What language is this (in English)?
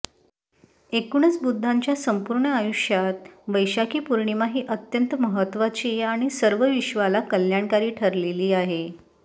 Marathi